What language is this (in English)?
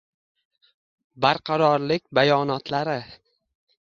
Uzbek